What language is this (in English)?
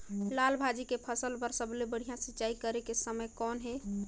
Chhattisgarhi